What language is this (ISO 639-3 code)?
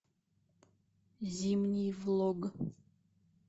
rus